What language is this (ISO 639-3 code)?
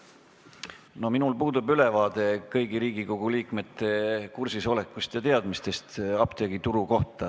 est